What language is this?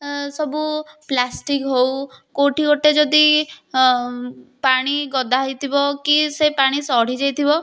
Odia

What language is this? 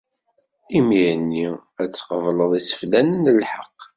Kabyle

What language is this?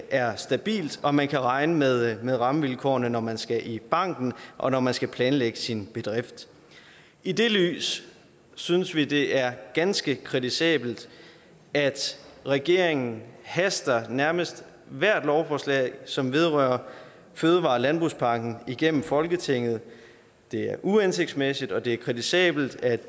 Danish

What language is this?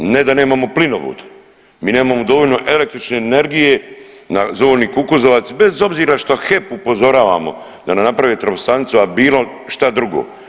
Croatian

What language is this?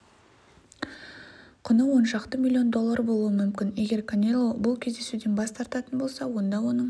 Kazakh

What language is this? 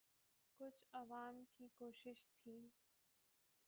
Urdu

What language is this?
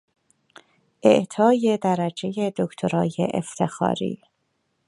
Persian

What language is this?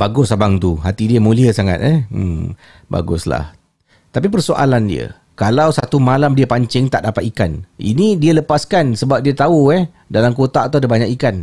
Malay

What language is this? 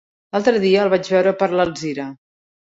Catalan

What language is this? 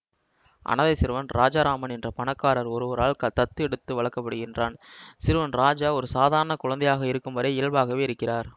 Tamil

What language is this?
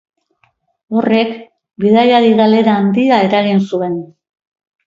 Basque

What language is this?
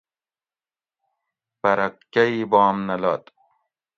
Gawri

